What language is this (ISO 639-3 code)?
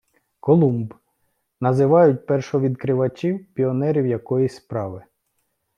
ukr